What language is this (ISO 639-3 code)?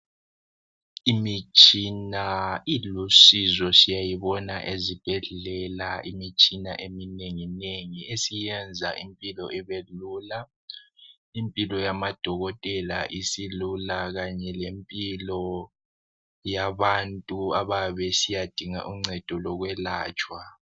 nde